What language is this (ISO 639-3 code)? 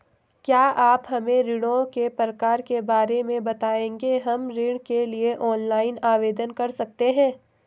hin